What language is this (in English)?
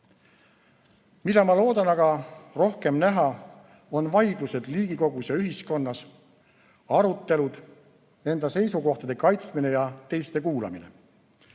Estonian